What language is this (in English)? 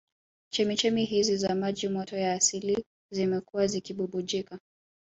Swahili